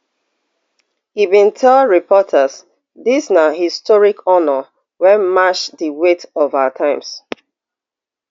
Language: Nigerian Pidgin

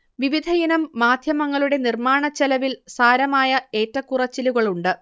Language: Malayalam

